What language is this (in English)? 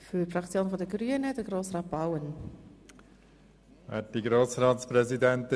Swiss German